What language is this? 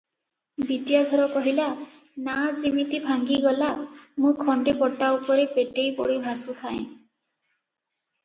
Odia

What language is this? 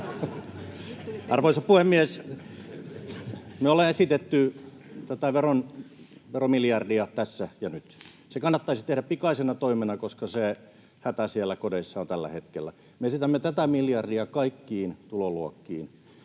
Finnish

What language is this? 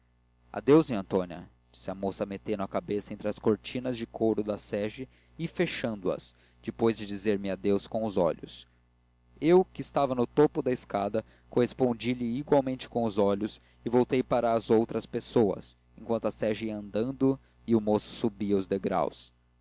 Portuguese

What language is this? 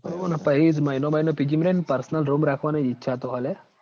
Gujarati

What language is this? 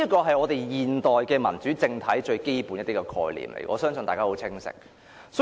Cantonese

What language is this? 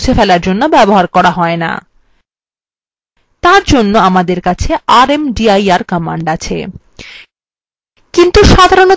Bangla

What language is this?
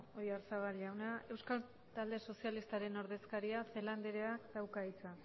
Basque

